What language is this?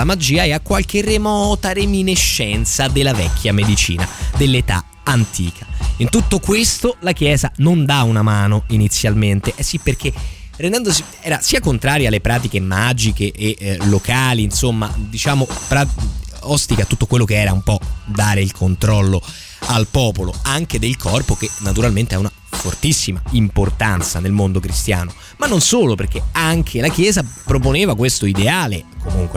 Italian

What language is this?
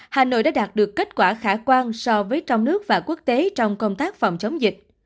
Vietnamese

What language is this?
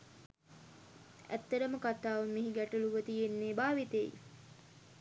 Sinhala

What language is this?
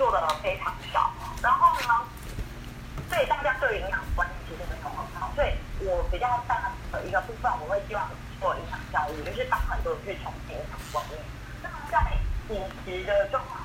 Chinese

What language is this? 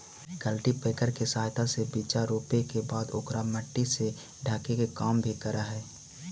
Magahi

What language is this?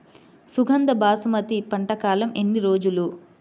Telugu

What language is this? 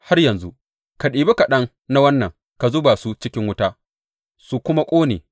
Hausa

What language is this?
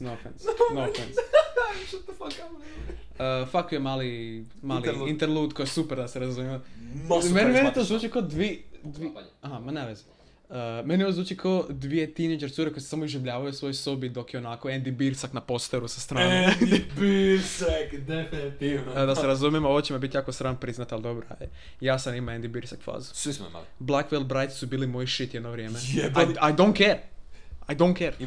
Croatian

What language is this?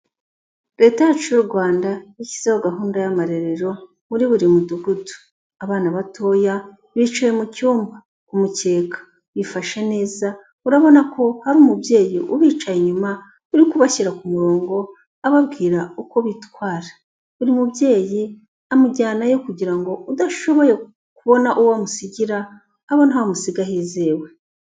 Kinyarwanda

